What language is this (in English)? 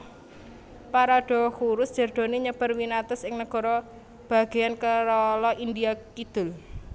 Javanese